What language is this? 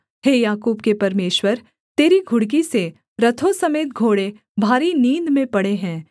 Hindi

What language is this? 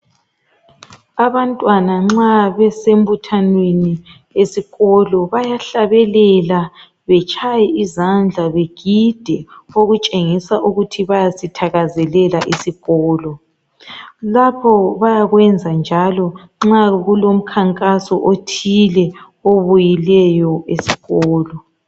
North Ndebele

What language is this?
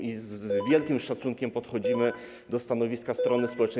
Polish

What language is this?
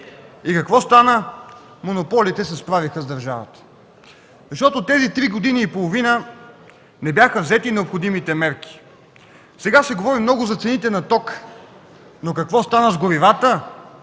Bulgarian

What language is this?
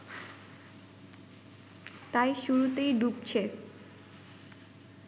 Bangla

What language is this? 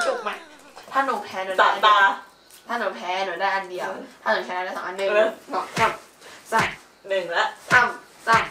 Thai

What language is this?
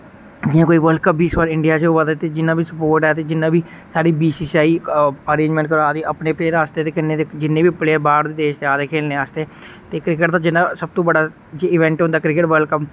Dogri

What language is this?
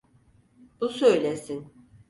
Turkish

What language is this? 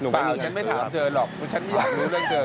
Thai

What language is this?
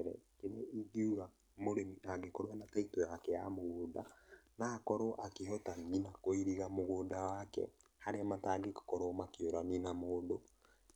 Kikuyu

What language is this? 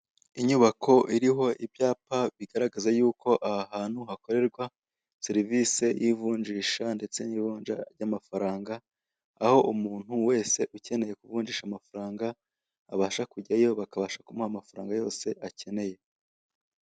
Kinyarwanda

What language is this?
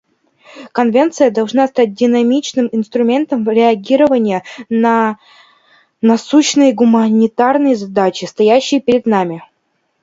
Russian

